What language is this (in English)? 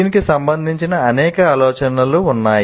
Telugu